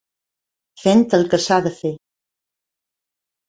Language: Catalan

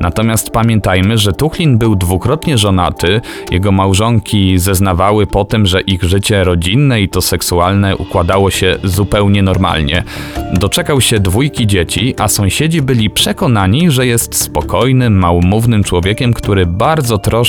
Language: Polish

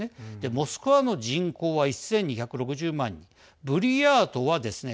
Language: Japanese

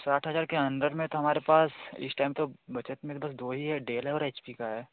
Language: Hindi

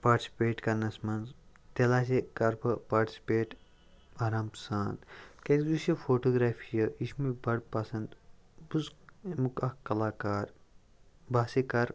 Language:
Kashmiri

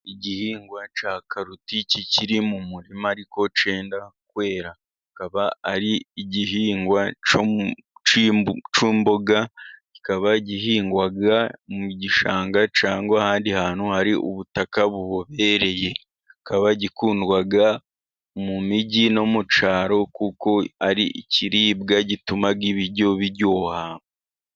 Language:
Kinyarwanda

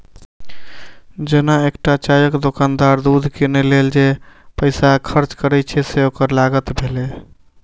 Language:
Maithili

